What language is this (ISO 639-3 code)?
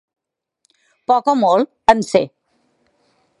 cat